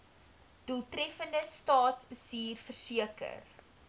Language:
Afrikaans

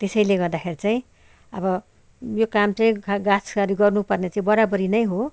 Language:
Nepali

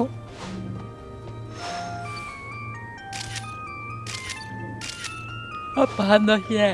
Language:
Japanese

